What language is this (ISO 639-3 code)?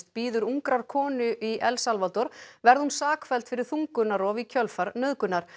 isl